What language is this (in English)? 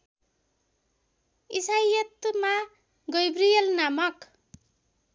Nepali